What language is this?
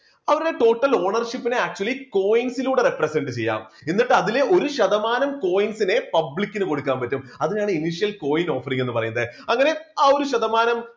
Malayalam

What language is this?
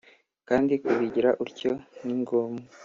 Kinyarwanda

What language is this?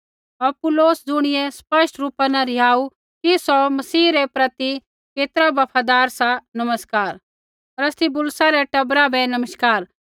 Kullu Pahari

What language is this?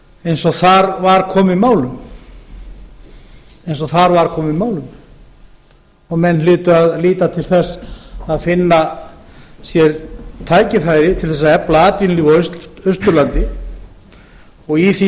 Icelandic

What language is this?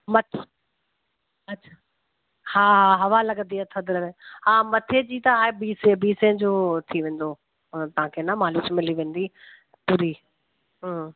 Sindhi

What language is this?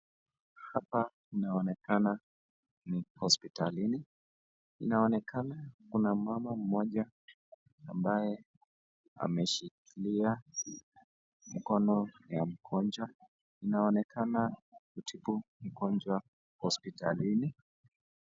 Swahili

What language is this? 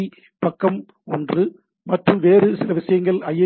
Tamil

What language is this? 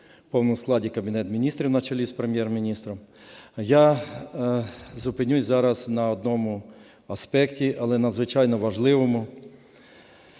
Ukrainian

